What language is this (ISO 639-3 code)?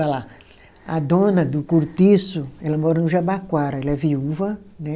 por